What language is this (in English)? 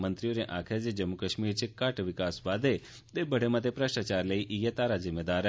Dogri